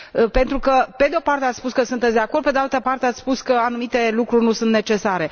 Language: Romanian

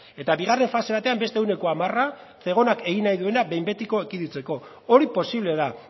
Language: Basque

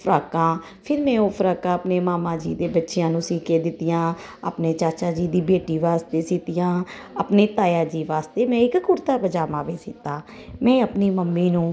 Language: Punjabi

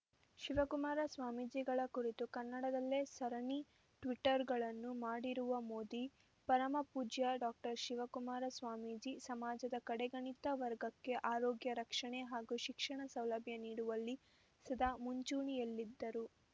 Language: Kannada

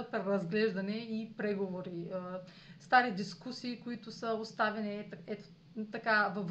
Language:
Bulgarian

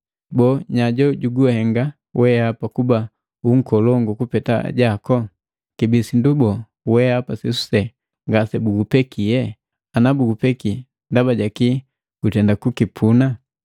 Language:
Matengo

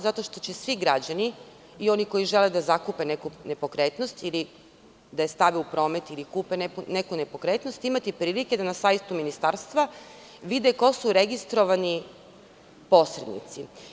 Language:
Serbian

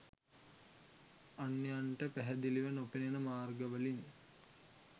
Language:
Sinhala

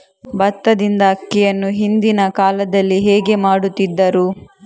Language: Kannada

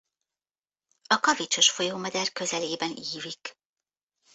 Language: Hungarian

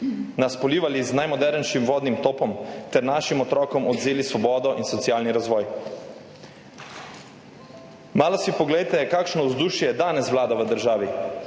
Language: Slovenian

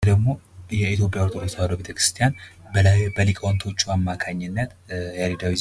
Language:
Amharic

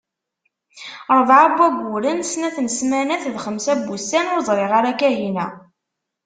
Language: Kabyle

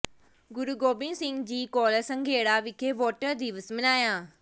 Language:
Punjabi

